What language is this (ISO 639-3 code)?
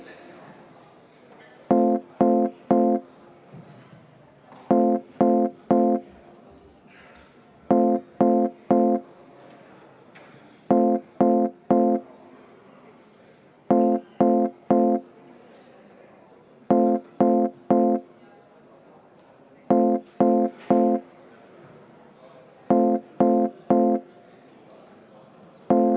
est